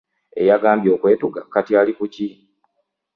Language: Ganda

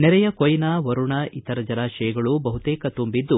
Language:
Kannada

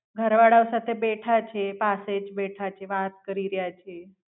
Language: Gujarati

